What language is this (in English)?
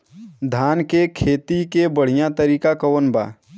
Bhojpuri